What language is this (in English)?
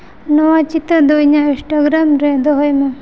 Santali